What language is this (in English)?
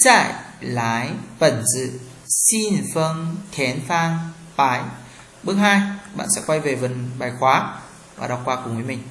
Vietnamese